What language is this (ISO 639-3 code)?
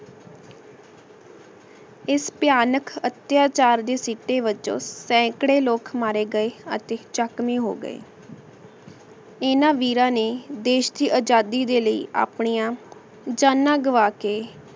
pan